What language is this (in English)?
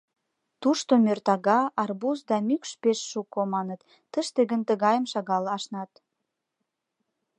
Mari